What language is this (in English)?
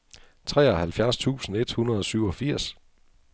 Danish